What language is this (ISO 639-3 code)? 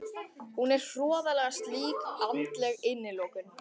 isl